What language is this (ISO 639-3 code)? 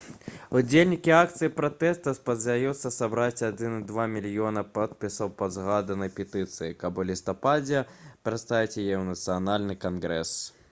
bel